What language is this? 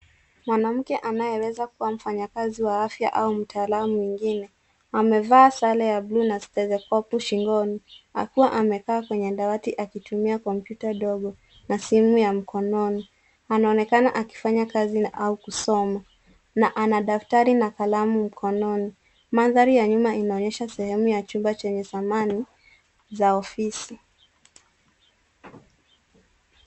Swahili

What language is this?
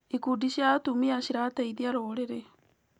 Kikuyu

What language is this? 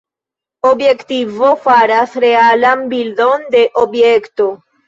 Esperanto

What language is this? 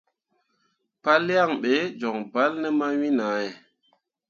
Mundang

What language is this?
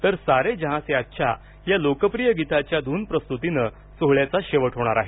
Marathi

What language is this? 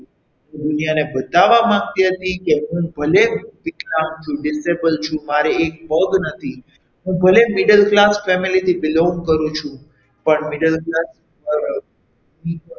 Gujarati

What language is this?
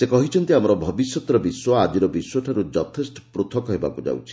Odia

